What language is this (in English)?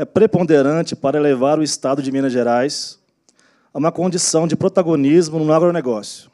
Portuguese